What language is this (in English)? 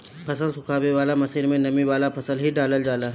Bhojpuri